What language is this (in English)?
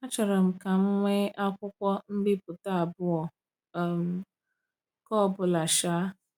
Igbo